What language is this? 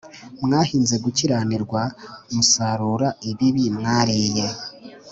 Kinyarwanda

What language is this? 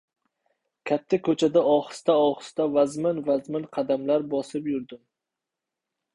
Uzbek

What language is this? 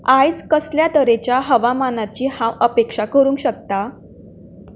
Konkani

